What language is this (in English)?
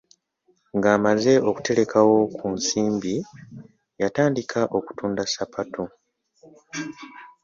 Ganda